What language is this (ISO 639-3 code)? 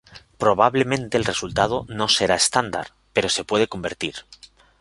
spa